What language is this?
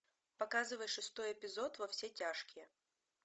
Russian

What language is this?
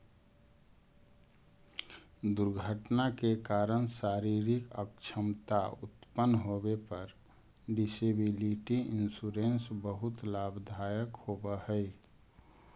Magahi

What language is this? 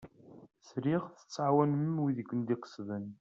Kabyle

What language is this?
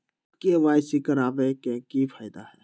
Magahi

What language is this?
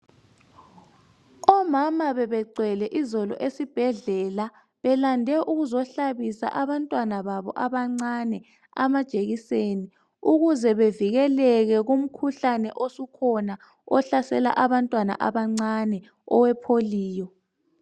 North Ndebele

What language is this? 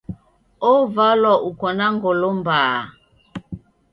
Taita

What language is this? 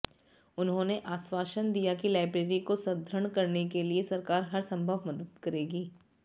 Hindi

